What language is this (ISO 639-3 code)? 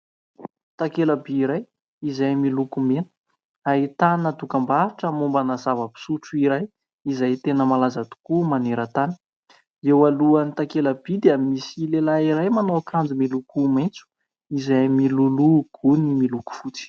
mlg